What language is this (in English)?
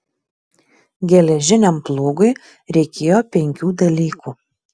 Lithuanian